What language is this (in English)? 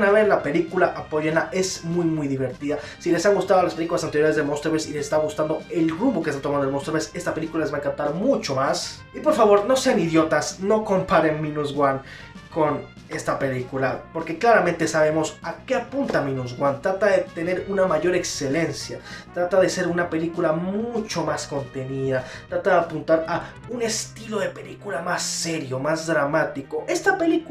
Spanish